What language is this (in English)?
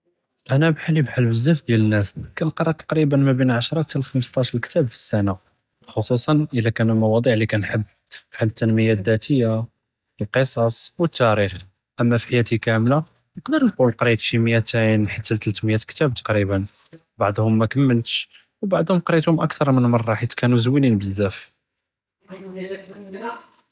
Judeo-Arabic